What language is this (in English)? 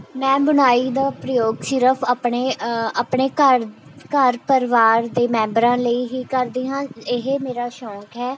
Punjabi